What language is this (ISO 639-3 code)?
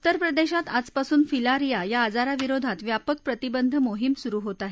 mar